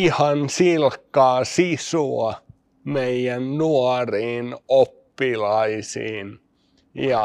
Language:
Finnish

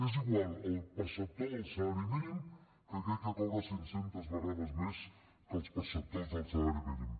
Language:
Catalan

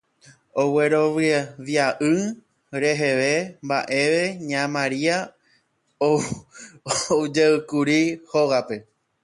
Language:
Guarani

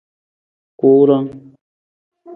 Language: Nawdm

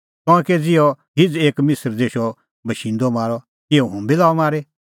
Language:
Kullu Pahari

